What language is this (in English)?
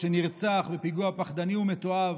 Hebrew